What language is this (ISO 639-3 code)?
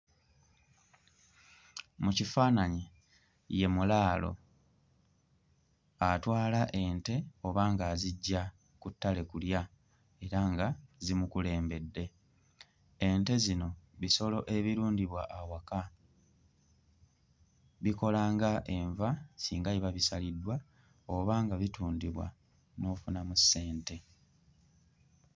lug